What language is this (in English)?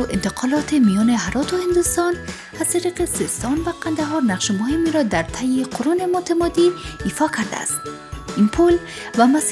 Persian